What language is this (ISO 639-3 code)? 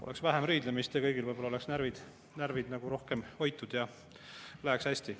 est